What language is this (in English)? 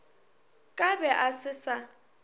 Northern Sotho